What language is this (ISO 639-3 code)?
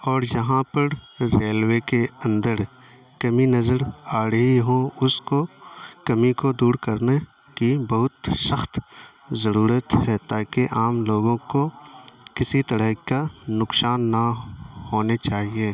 urd